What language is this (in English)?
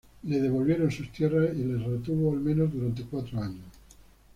Spanish